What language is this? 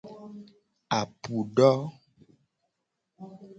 Gen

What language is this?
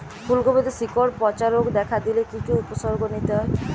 Bangla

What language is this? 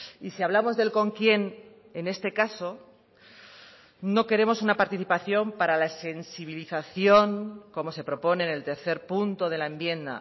Spanish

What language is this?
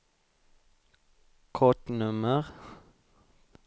Swedish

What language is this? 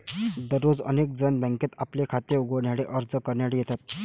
Marathi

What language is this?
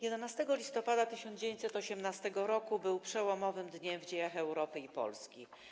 Polish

